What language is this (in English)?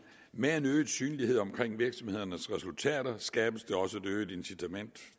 Danish